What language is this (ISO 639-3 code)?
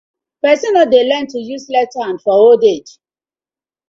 pcm